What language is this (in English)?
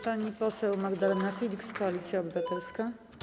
Polish